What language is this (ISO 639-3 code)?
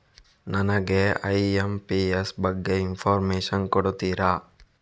kan